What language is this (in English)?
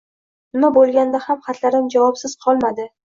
Uzbek